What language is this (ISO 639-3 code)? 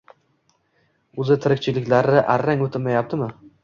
uzb